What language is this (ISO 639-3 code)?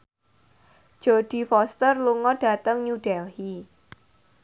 jav